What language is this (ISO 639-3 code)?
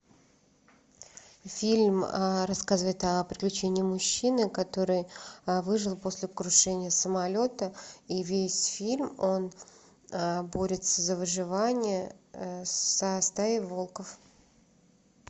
rus